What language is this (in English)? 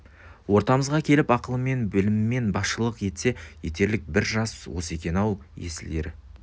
Kazakh